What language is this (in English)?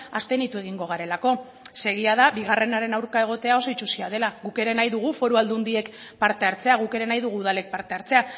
Basque